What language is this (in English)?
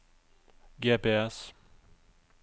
Norwegian